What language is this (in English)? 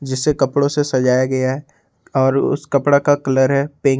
Hindi